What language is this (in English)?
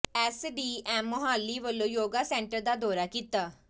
Punjabi